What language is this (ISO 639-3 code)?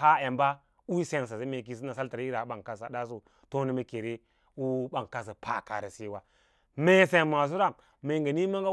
lla